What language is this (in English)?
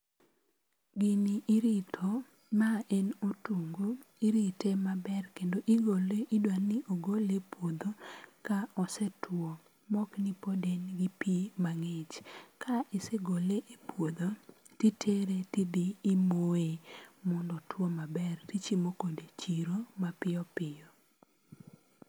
Luo (Kenya and Tanzania)